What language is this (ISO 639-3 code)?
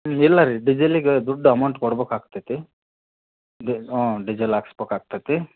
kan